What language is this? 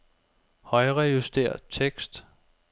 Danish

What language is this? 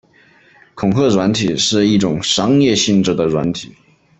Chinese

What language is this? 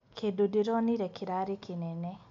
Kikuyu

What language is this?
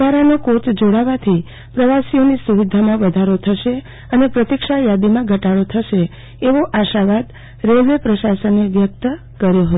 Gujarati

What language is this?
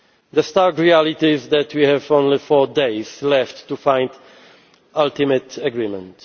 English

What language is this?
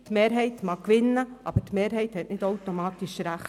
Swiss German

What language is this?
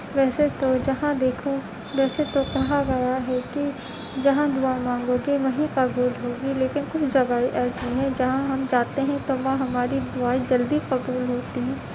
Urdu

